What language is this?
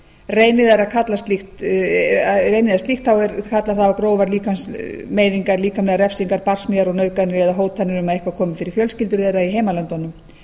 Icelandic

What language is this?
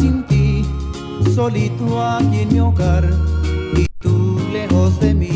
Spanish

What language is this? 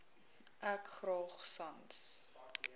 Afrikaans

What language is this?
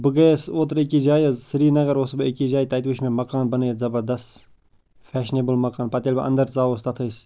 Kashmiri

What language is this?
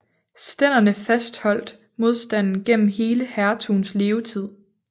Danish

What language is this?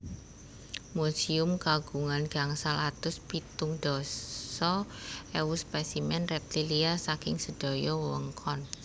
Javanese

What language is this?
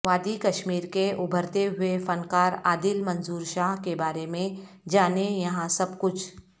Urdu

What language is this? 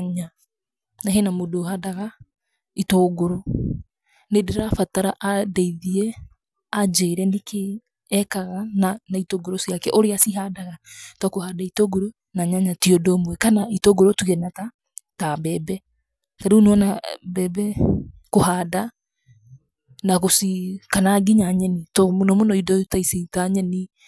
Kikuyu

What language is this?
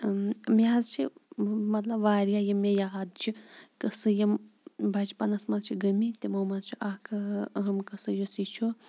Kashmiri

